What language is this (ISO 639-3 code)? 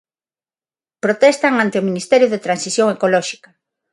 glg